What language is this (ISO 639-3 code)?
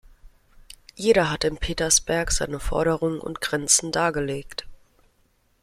deu